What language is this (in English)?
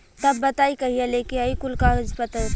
Bhojpuri